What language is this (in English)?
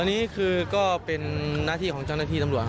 Thai